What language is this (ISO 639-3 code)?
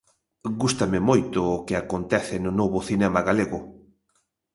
glg